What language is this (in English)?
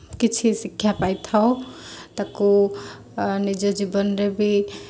Odia